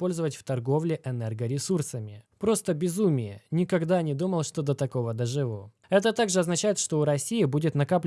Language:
Russian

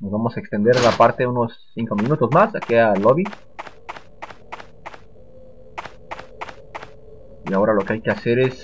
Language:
Spanish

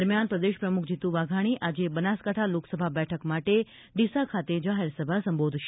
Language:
Gujarati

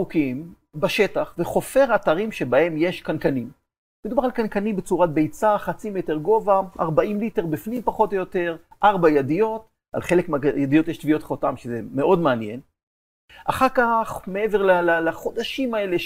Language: Hebrew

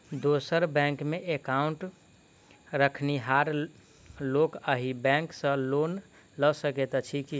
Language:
Maithili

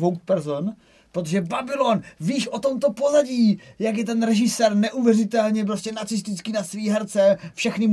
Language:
Czech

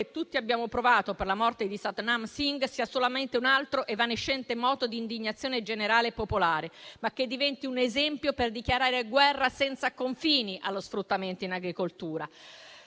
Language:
Italian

